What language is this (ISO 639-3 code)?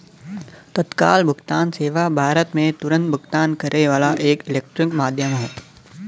bho